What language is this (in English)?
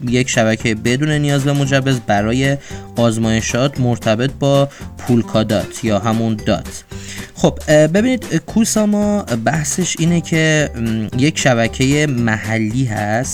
Persian